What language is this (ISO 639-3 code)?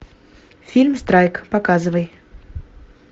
rus